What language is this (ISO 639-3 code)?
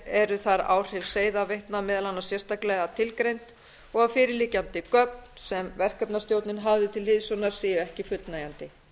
isl